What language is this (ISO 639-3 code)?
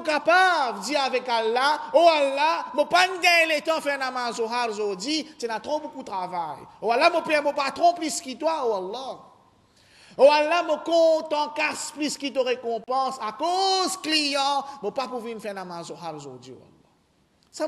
fra